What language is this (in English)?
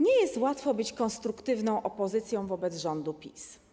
Polish